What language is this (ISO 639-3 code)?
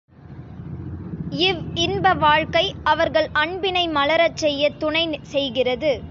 tam